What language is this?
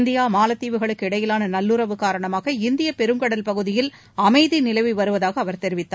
Tamil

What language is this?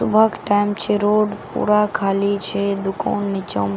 Maithili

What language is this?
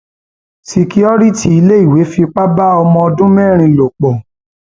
Yoruba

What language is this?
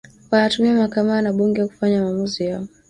Swahili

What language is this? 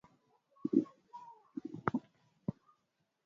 Swahili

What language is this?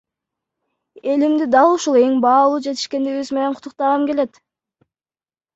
Kyrgyz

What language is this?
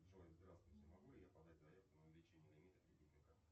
Russian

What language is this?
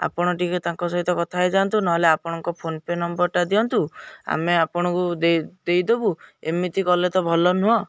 Odia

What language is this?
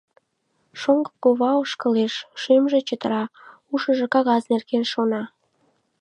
Mari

